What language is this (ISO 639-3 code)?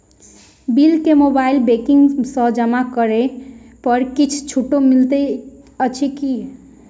mai